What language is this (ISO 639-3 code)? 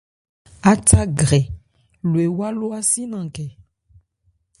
ebr